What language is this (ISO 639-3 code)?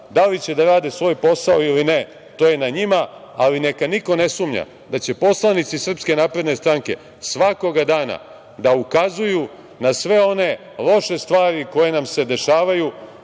srp